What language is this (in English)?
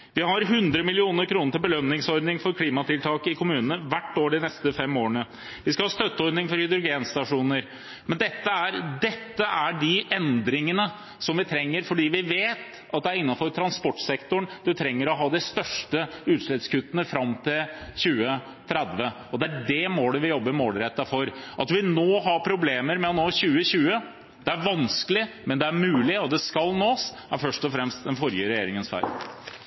Norwegian Bokmål